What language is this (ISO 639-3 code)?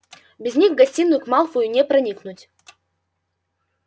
rus